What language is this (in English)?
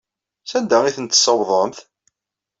Kabyle